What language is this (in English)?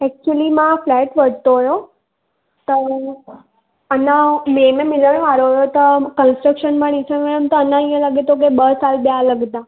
Sindhi